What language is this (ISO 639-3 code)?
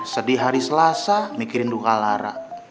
ind